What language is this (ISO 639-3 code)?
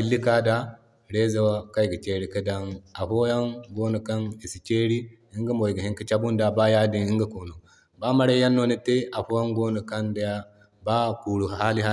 dje